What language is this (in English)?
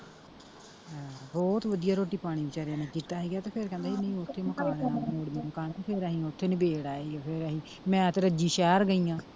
Punjabi